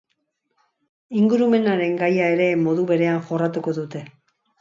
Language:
Basque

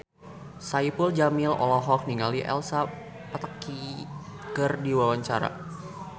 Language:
Sundanese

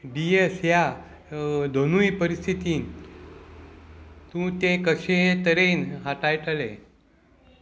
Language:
Konkani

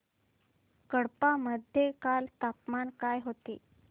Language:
Marathi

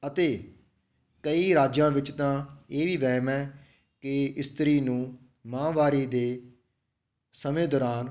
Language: Punjabi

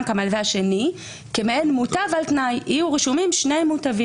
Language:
Hebrew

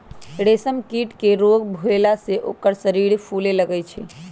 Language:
Magahi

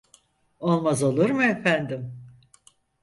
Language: Turkish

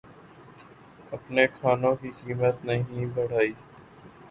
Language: Urdu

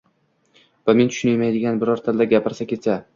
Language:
Uzbek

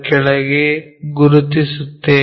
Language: Kannada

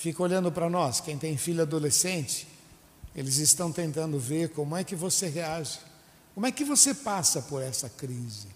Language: Portuguese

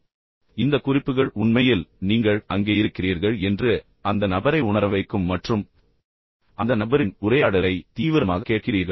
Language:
Tamil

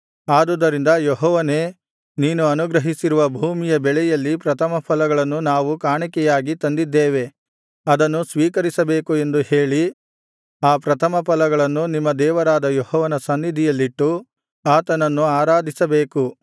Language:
Kannada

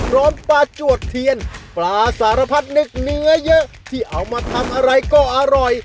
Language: Thai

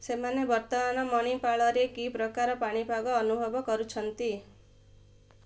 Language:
Odia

